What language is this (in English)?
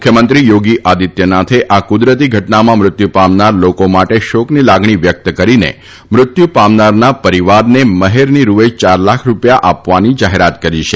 Gujarati